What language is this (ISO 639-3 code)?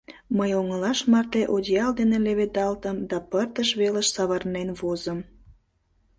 chm